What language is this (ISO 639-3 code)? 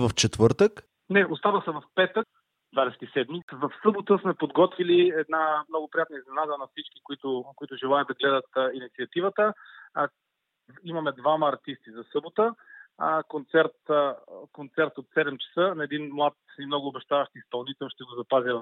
bul